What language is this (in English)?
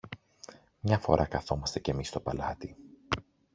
Greek